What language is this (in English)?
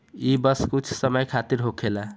Bhojpuri